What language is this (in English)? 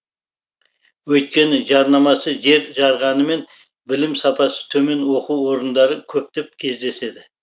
Kazakh